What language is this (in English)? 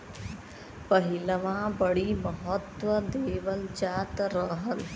Bhojpuri